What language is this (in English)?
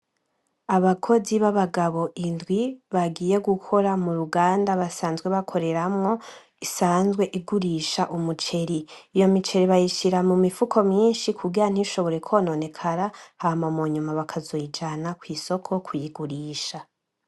Rundi